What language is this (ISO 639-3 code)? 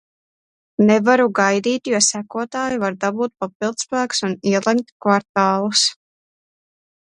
lav